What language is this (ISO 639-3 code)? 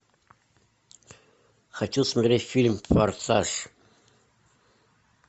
rus